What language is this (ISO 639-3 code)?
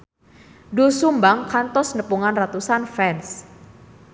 sun